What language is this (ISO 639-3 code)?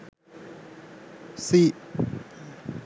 sin